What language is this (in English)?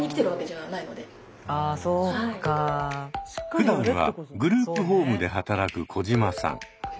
Japanese